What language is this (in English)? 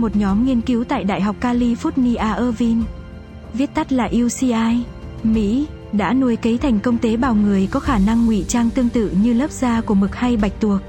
Vietnamese